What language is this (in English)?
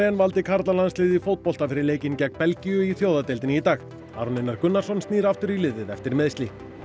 Icelandic